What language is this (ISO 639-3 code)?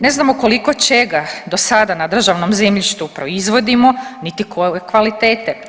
hrv